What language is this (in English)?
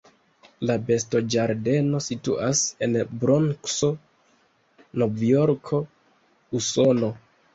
Esperanto